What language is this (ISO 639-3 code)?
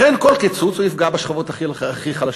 heb